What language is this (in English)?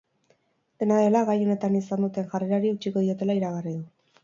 Basque